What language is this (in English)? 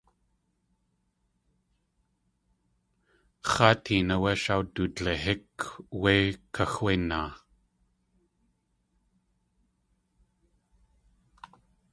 Tlingit